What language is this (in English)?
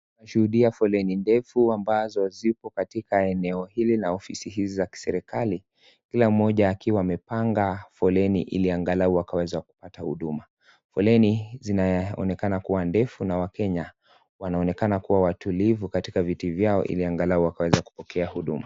Swahili